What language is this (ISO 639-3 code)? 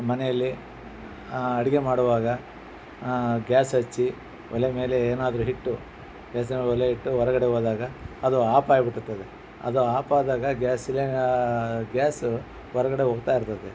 kan